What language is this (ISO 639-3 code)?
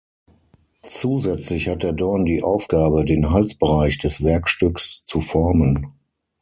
deu